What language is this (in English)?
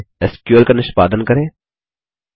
Hindi